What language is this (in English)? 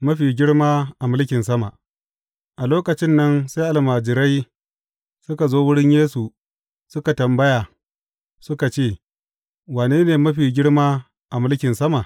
Hausa